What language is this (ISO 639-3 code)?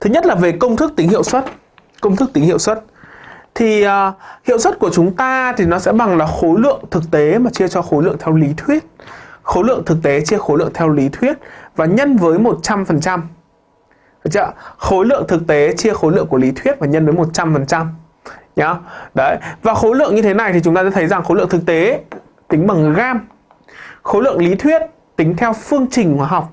vie